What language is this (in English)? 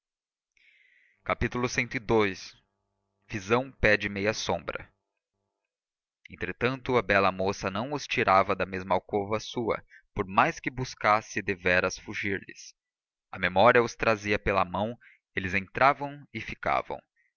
Portuguese